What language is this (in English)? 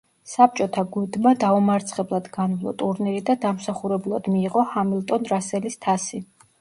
Georgian